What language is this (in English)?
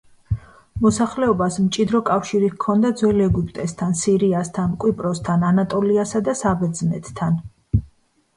Georgian